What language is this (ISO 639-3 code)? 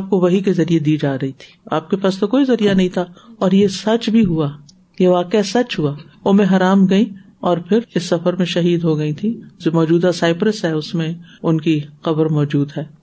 urd